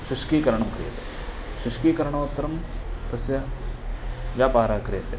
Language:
Sanskrit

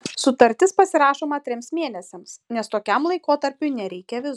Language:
Lithuanian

